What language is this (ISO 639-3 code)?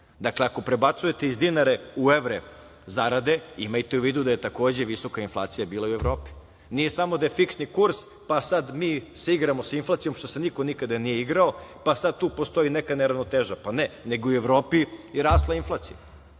srp